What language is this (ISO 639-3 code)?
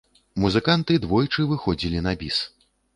bel